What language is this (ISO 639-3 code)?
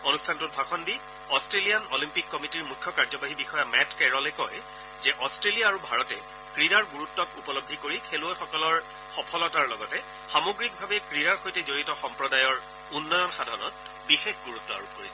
asm